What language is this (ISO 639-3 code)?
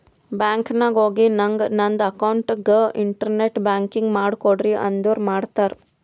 kan